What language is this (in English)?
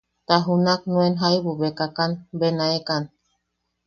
Yaqui